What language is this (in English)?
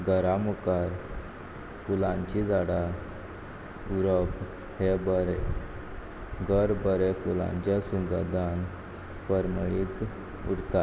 Konkani